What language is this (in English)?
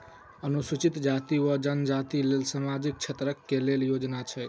Maithili